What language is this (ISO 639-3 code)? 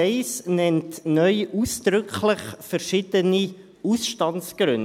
gsw